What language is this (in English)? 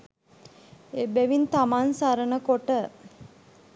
Sinhala